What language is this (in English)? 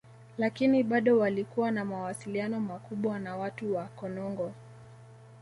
Swahili